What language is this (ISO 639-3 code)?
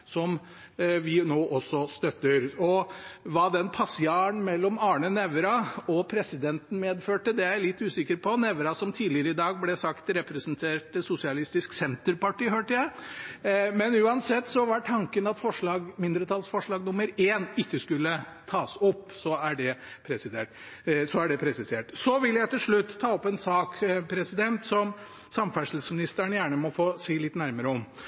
nob